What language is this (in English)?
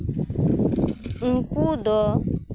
Santali